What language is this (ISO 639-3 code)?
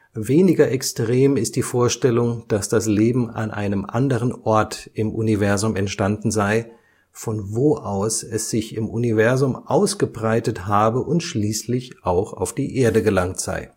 deu